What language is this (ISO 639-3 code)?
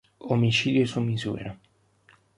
ita